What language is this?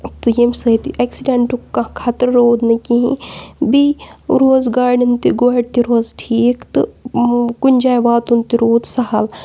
Kashmiri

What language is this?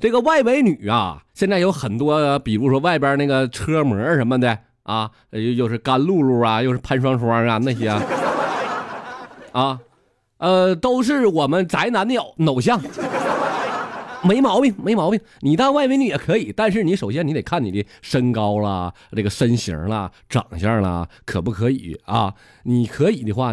Chinese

